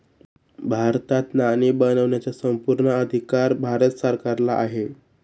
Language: Marathi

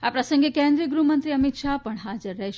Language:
Gujarati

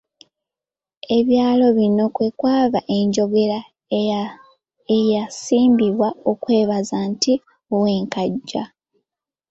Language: Ganda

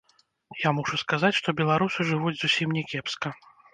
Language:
Belarusian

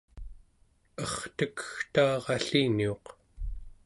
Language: Central Yupik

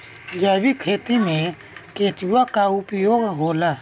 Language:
Bhojpuri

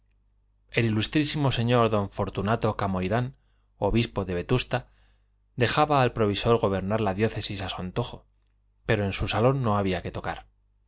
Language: Spanish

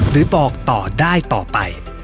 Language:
Thai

